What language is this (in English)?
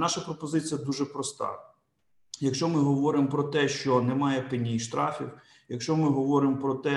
Ukrainian